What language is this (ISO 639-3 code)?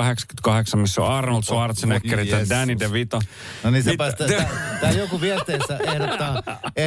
fin